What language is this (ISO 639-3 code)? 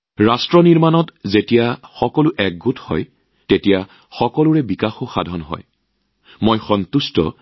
asm